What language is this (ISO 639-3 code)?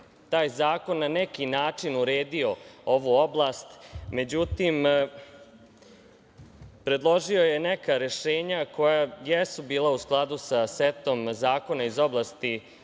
srp